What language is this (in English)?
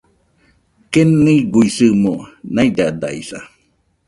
Nüpode Huitoto